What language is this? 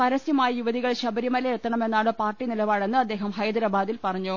Malayalam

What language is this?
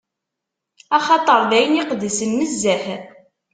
Kabyle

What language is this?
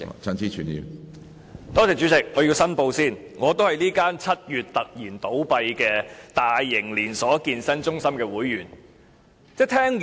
Cantonese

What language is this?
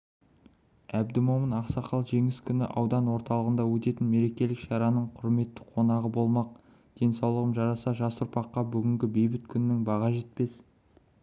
Kazakh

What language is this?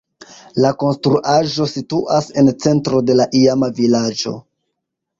Esperanto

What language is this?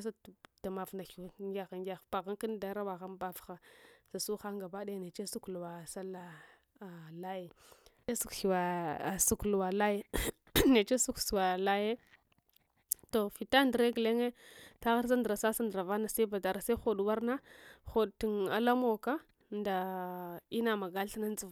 Hwana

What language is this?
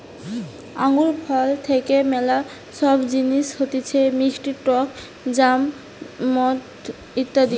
Bangla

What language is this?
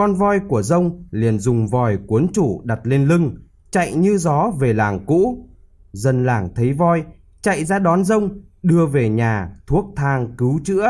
Vietnamese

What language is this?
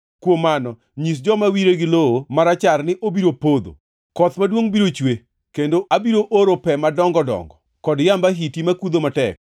Luo (Kenya and Tanzania)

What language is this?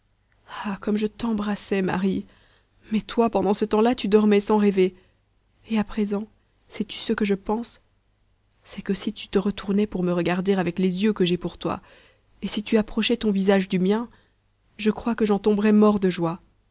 French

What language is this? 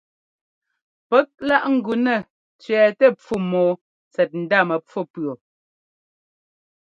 Ngomba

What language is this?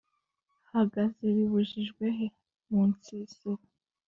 Kinyarwanda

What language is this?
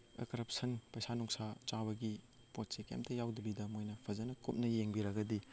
Manipuri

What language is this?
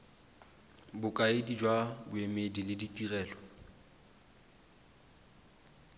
Tswana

